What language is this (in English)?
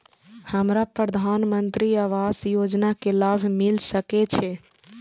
Maithili